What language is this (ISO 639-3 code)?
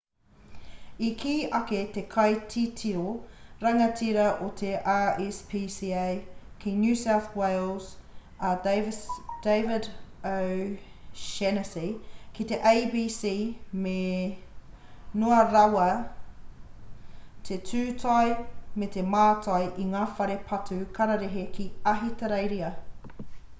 mri